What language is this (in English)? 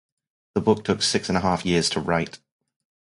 English